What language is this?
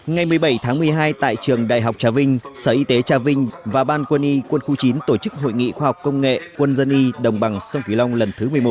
Vietnamese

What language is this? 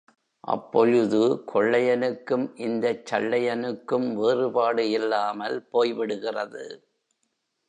Tamil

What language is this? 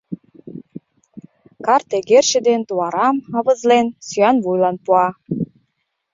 Mari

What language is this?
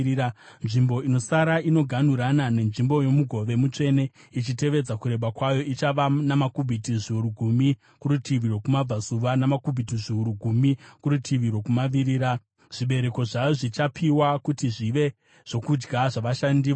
Shona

